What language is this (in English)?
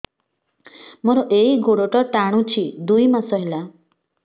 Odia